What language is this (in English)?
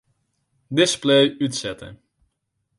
Western Frisian